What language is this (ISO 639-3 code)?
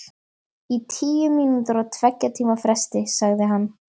isl